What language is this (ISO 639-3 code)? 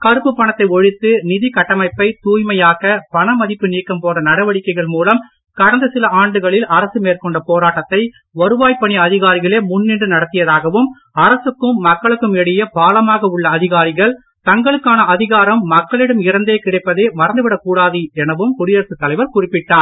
tam